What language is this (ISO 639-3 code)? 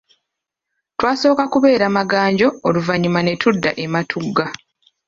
lug